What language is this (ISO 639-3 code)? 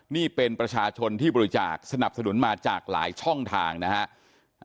tha